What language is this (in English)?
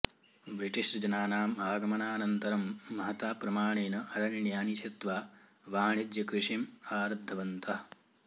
Sanskrit